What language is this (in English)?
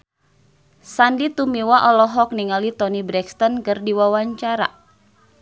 Sundanese